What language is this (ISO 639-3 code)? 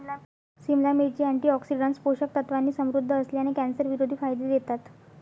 mar